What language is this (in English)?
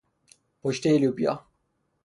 Persian